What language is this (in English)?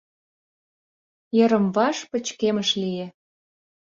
Mari